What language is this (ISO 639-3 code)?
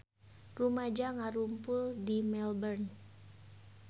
sun